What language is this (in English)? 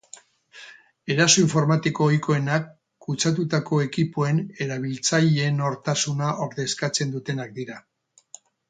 Basque